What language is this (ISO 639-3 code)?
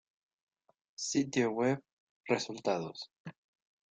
spa